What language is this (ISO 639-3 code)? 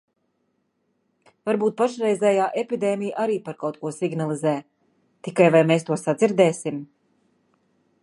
lav